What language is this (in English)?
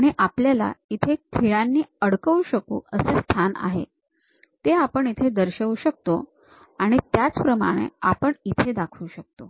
Marathi